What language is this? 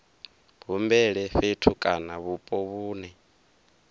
Venda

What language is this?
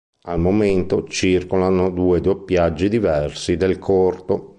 Italian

